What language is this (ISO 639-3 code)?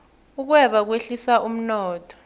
nbl